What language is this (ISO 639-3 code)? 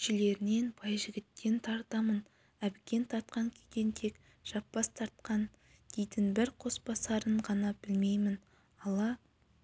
kaz